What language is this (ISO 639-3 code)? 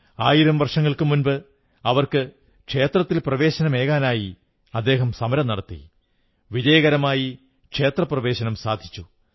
mal